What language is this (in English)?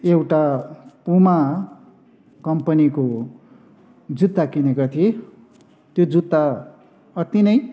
Nepali